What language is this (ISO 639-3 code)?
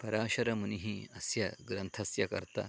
san